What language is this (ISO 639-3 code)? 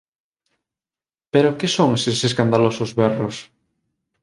glg